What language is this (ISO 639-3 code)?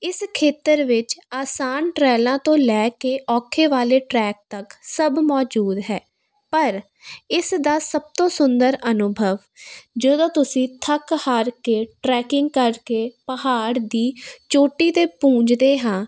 pan